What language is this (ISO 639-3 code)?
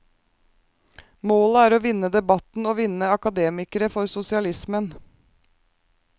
nor